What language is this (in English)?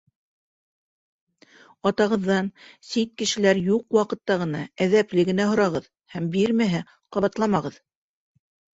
Bashkir